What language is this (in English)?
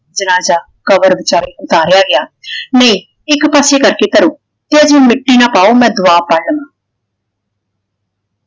Punjabi